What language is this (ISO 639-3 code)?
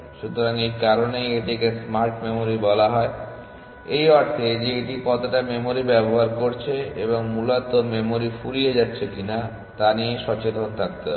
ben